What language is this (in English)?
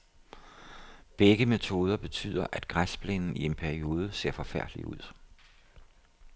Danish